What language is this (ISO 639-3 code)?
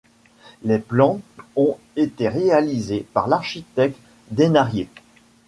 fra